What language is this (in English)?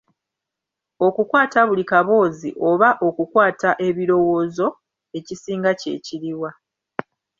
Ganda